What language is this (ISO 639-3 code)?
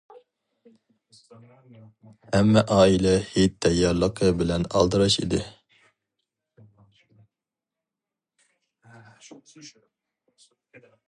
uig